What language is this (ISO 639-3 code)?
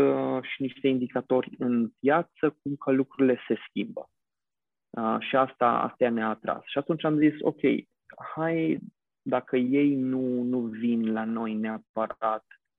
ron